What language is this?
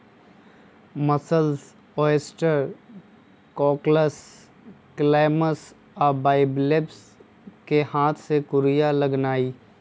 Magahi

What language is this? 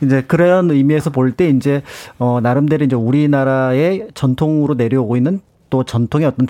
Korean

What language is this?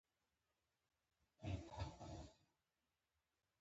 Pashto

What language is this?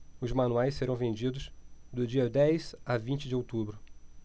Portuguese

